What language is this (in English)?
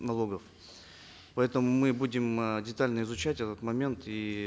Kazakh